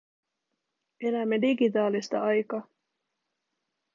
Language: Finnish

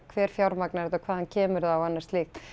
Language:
Icelandic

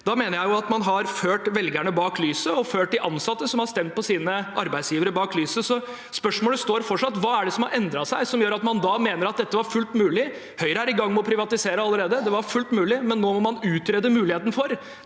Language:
Norwegian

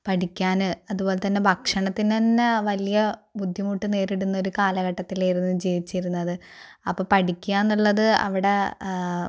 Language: Malayalam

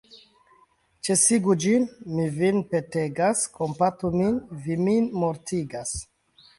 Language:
Esperanto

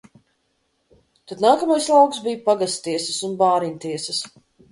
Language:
Latvian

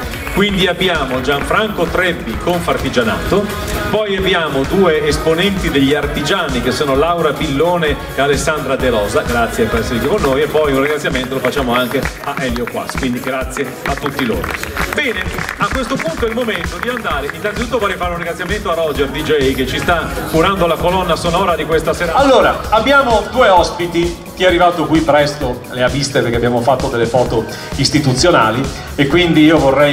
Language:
Italian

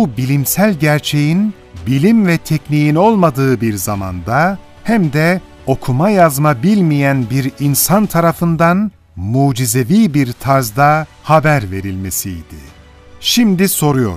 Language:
Turkish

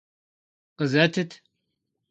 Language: Kabardian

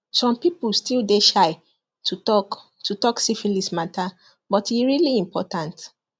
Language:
Nigerian Pidgin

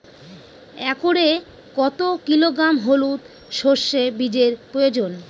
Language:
Bangla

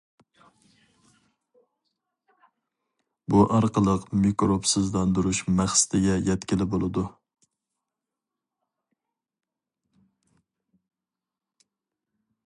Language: Uyghur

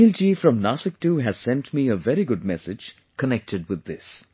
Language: English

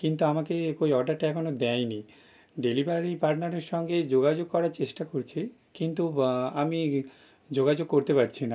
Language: Bangla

